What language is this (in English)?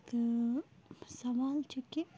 Kashmiri